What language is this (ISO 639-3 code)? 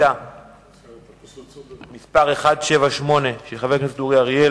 heb